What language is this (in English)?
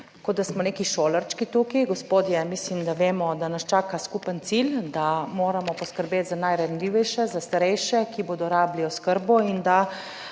Slovenian